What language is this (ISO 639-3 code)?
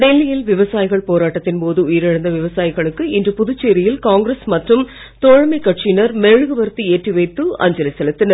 tam